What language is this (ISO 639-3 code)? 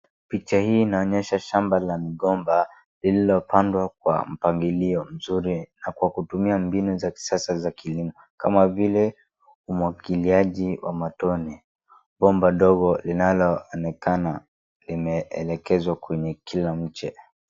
swa